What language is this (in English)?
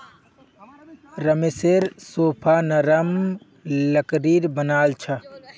Magahi